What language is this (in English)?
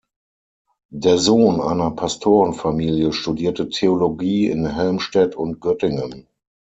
German